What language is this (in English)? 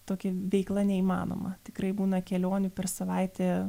Lithuanian